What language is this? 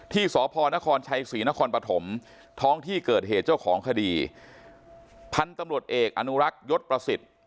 Thai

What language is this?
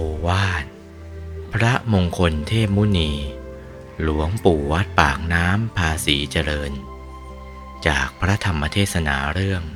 Thai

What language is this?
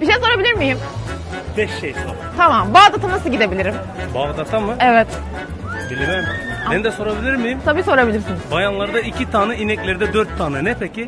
Turkish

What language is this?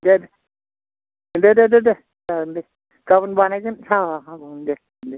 Bodo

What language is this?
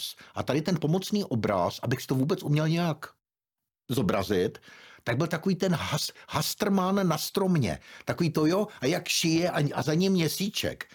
Czech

